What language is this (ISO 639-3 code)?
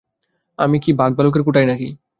ben